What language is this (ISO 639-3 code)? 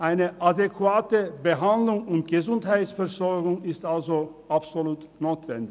gsw